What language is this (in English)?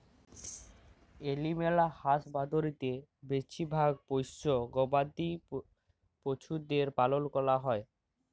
Bangla